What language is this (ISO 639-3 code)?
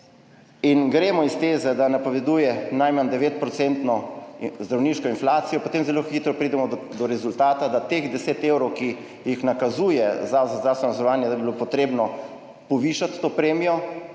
slv